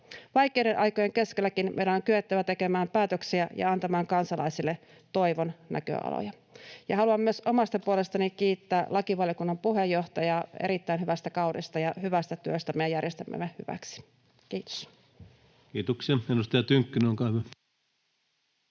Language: Finnish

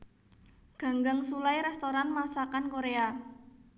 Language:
Javanese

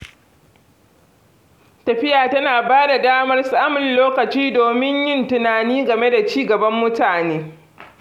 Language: Hausa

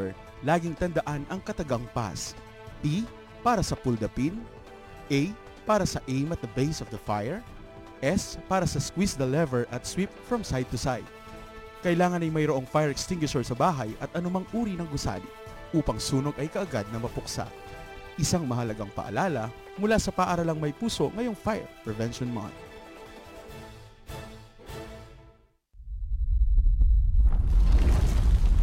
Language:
Filipino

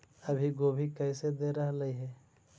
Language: Magahi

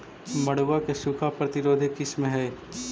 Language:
Magahi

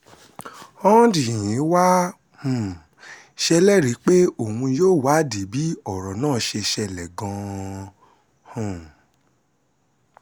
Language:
Yoruba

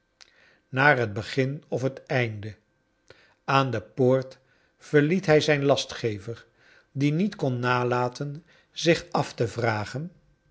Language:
Dutch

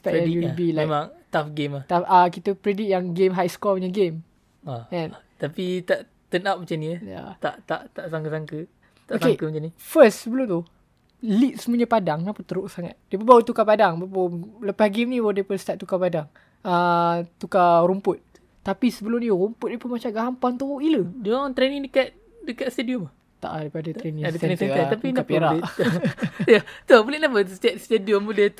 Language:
Malay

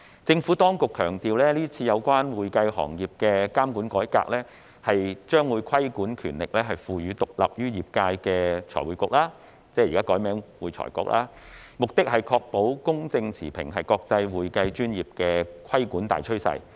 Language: Cantonese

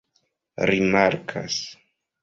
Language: Esperanto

